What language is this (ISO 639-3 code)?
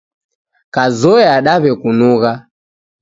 dav